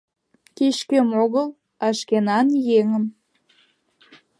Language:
Mari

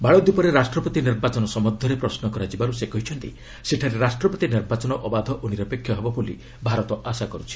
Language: Odia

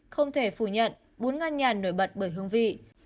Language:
Vietnamese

